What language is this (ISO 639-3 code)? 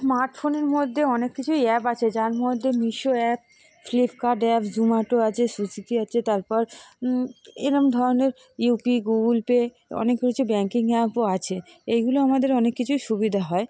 ben